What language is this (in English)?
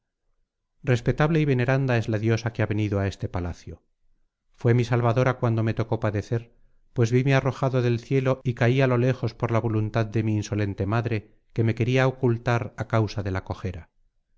Spanish